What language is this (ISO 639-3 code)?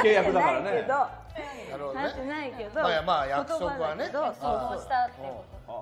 jpn